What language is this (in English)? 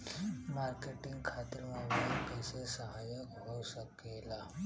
Bhojpuri